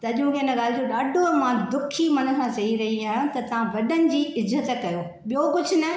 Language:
Sindhi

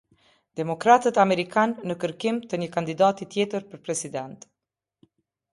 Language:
Albanian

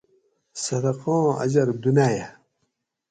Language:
Gawri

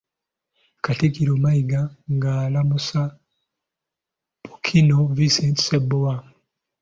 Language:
Ganda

